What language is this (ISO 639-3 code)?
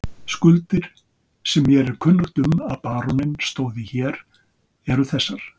isl